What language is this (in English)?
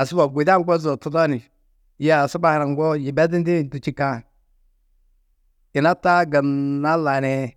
Tedaga